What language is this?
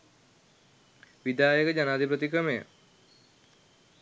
Sinhala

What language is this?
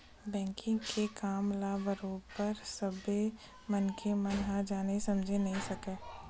Chhattisgarhi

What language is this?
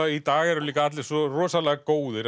Icelandic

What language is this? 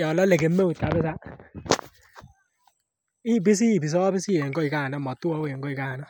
Kalenjin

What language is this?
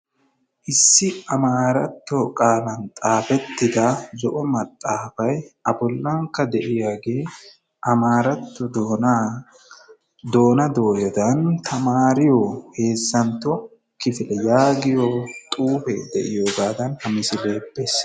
Wolaytta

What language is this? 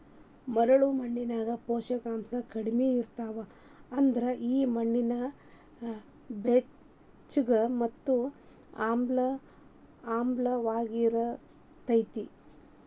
Kannada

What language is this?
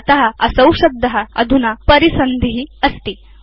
Sanskrit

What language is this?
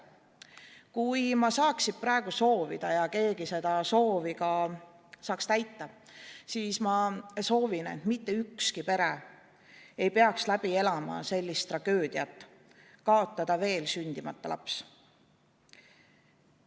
Estonian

